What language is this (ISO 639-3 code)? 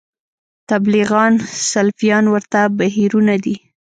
pus